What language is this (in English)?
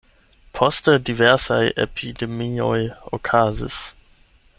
Esperanto